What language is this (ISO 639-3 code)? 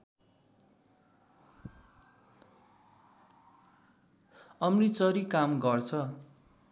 nep